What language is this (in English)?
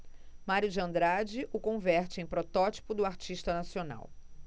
Portuguese